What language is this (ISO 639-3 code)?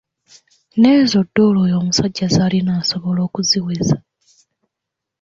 lug